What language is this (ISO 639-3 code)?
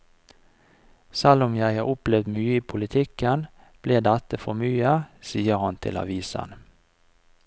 nor